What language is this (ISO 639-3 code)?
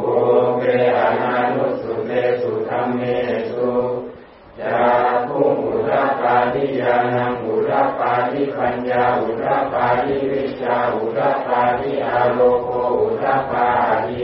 tha